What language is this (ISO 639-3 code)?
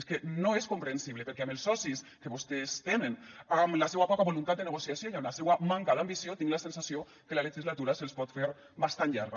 cat